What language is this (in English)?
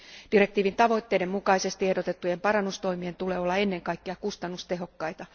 Finnish